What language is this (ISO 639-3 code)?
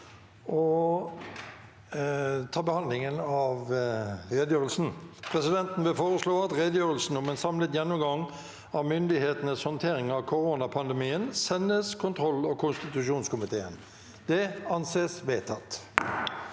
nor